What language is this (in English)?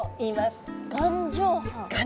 Japanese